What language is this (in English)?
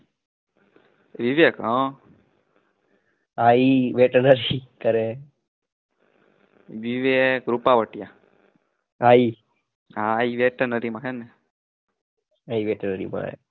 Gujarati